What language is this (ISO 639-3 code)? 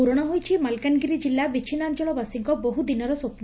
ori